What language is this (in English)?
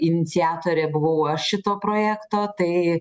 Lithuanian